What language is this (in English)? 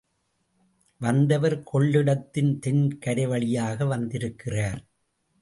Tamil